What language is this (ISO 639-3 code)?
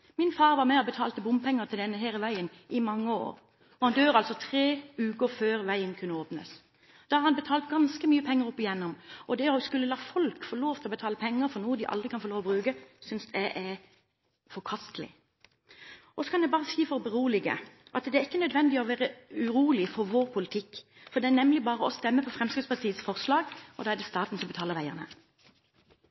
nob